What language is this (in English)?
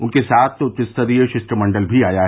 Hindi